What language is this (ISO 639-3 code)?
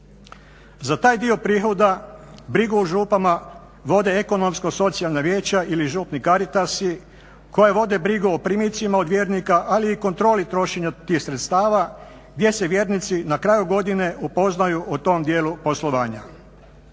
hrv